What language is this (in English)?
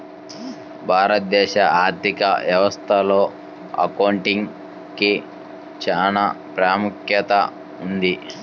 Telugu